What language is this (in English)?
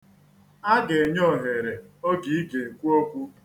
Igbo